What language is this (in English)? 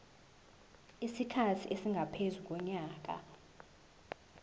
Zulu